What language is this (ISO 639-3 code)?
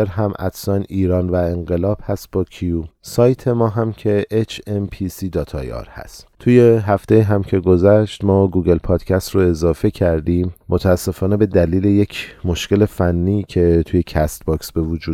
fas